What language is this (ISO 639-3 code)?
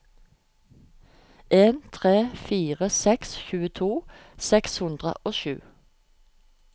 nor